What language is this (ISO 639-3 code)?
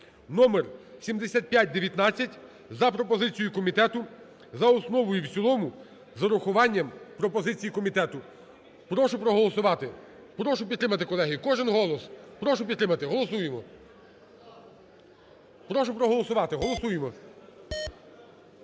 ukr